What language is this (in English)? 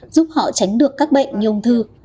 Vietnamese